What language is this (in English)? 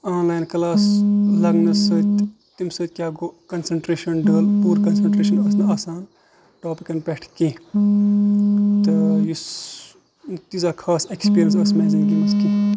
Kashmiri